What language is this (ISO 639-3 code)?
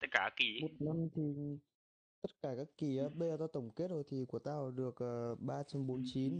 vie